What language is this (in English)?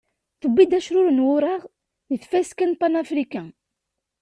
Kabyle